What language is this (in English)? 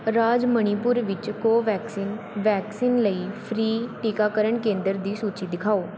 Punjabi